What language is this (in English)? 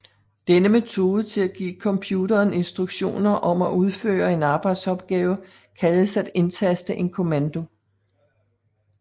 Danish